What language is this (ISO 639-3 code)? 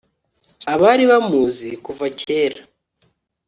kin